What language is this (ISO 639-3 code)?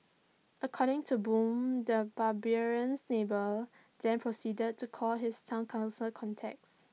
eng